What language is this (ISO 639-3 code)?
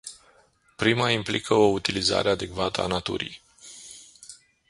ron